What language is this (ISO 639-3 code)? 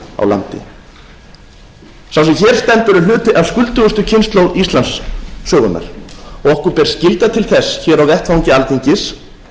isl